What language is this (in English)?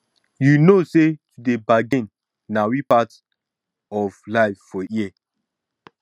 Nigerian Pidgin